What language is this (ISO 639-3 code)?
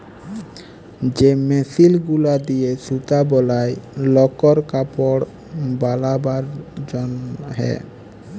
ben